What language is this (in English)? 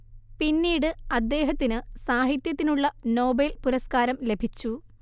Malayalam